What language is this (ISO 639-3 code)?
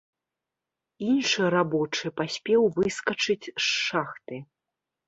bel